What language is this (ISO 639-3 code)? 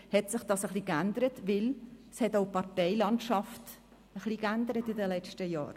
gsw